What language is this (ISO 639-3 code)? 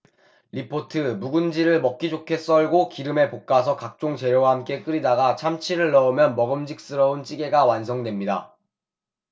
kor